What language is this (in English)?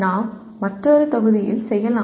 Tamil